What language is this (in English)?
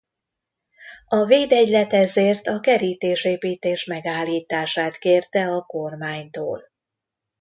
Hungarian